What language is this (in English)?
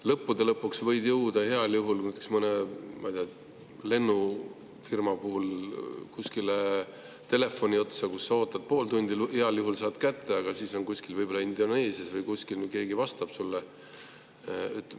Estonian